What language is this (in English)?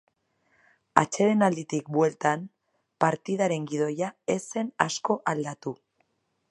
Basque